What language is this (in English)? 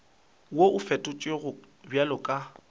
Northern Sotho